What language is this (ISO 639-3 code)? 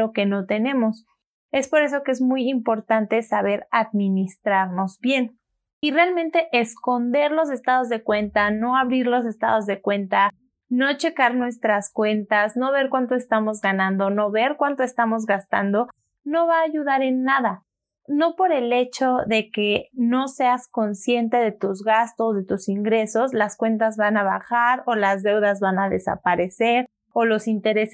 spa